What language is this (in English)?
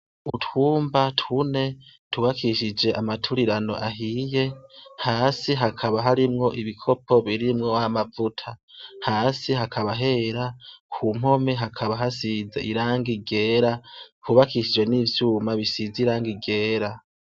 Rundi